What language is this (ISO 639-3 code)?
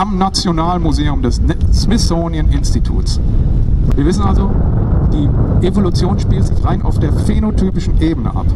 deu